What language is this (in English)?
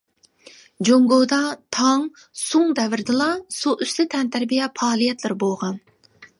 Uyghur